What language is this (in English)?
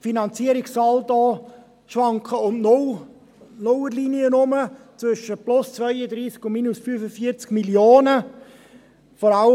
Swiss German